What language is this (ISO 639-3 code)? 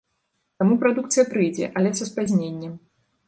bel